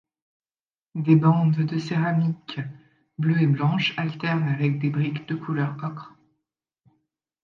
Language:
French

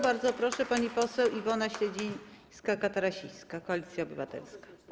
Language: Polish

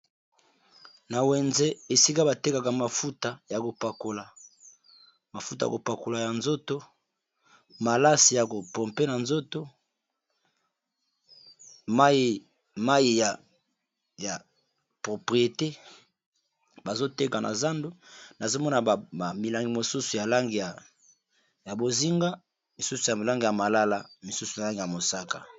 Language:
Lingala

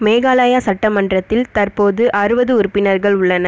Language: Tamil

